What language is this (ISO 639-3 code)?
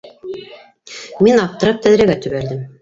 bak